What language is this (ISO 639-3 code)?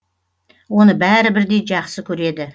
kaz